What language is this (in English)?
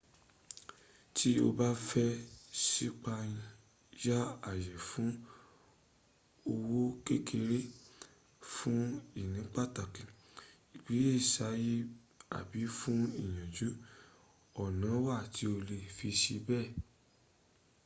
Yoruba